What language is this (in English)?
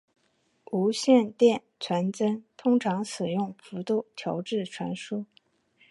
Chinese